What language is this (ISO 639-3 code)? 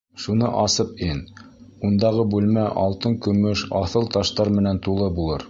bak